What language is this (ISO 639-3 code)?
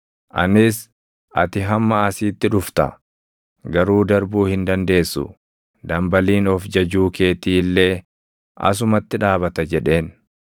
orm